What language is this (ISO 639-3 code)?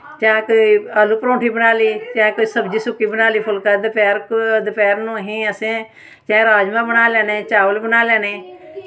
doi